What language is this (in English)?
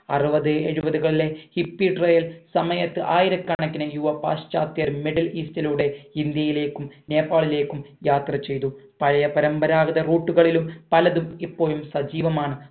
Malayalam